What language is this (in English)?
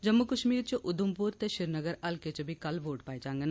Dogri